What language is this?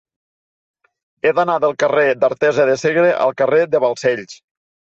Catalan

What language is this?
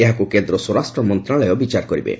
Odia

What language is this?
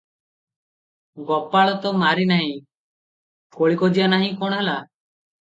Odia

